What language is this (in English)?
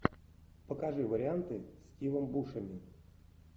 Russian